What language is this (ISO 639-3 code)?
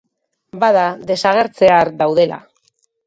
eus